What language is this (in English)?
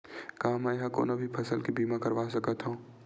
Chhattisgarhi